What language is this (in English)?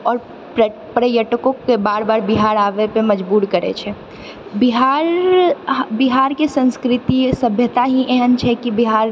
Maithili